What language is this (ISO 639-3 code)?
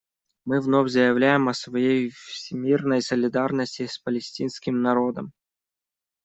rus